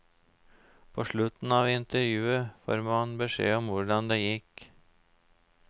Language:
Norwegian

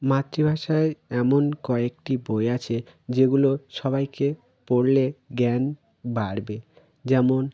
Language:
Bangla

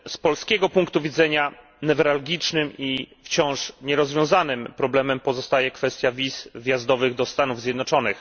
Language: Polish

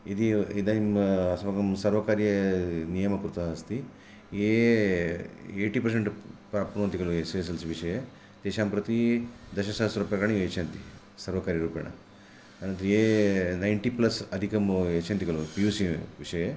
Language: Sanskrit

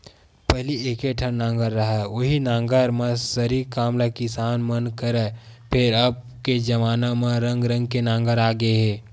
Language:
Chhattisgarhi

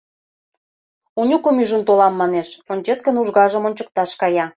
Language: Mari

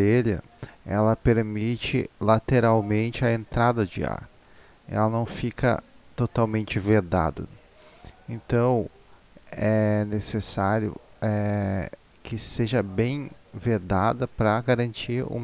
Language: Portuguese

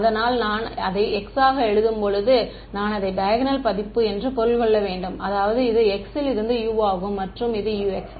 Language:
Tamil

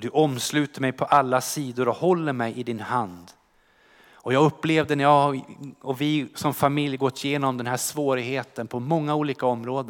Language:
Swedish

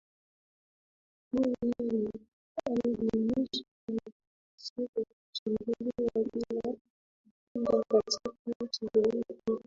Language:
Swahili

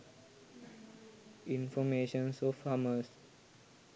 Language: Sinhala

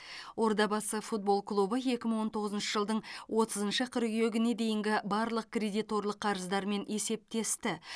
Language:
Kazakh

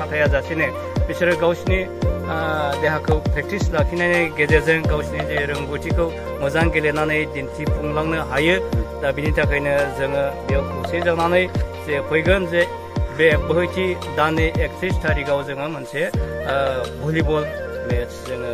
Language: Romanian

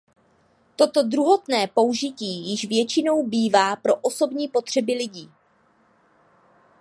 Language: Czech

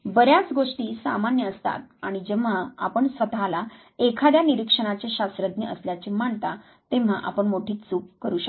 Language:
Marathi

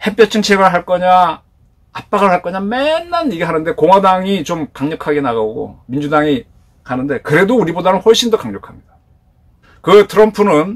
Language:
Korean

